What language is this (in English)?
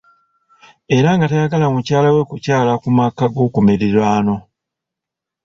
Ganda